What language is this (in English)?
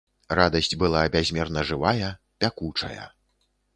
Belarusian